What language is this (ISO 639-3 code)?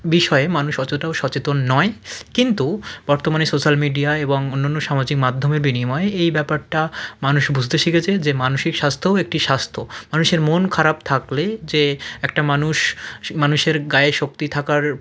ben